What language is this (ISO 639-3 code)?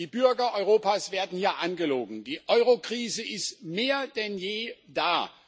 deu